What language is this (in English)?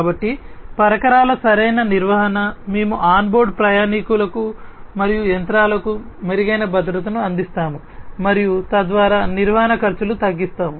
Telugu